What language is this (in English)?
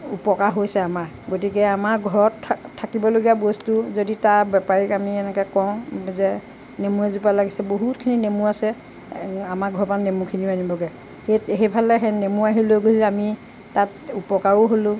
Assamese